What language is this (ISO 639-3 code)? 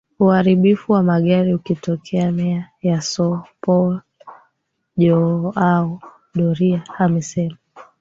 swa